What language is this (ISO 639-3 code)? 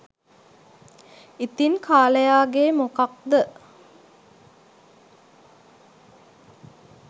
sin